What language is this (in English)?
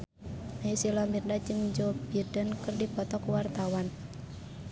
Sundanese